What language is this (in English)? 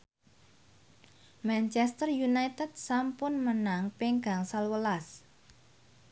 Javanese